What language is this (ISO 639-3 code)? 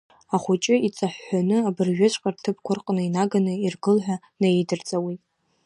abk